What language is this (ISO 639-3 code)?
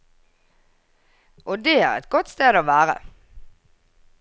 nor